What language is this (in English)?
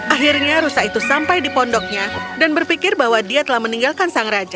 Indonesian